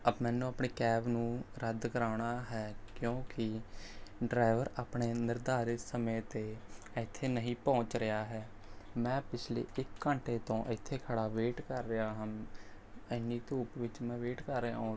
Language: Punjabi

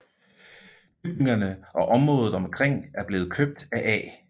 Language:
Danish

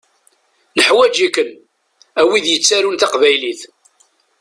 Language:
Kabyle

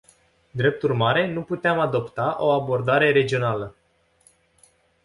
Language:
Romanian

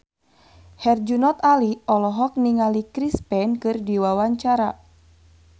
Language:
Sundanese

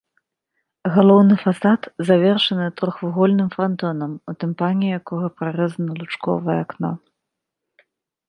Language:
Belarusian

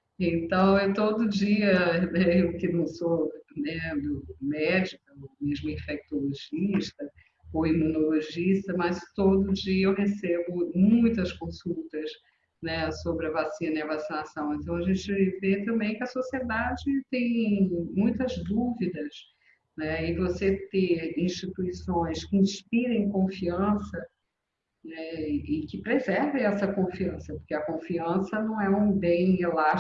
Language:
Portuguese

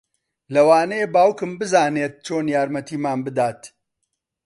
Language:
Central Kurdish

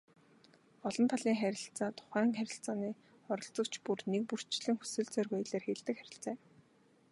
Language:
Mongolian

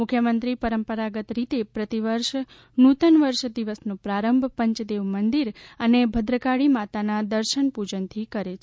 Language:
Gujarati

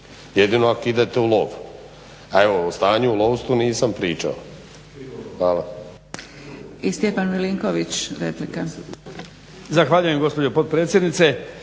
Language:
Croatian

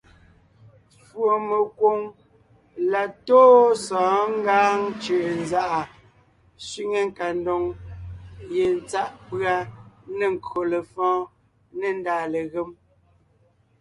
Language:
Ngiemboon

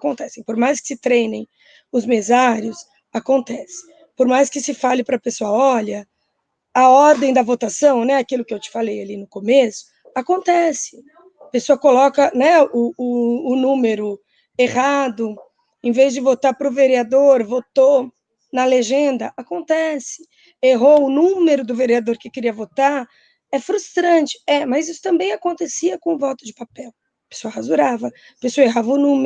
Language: Portuguese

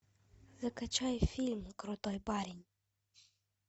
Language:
Russian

